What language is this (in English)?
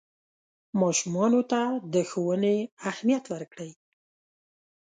Pashto